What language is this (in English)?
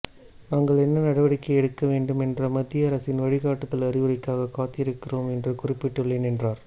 Tamil